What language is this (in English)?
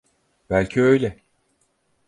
Turkish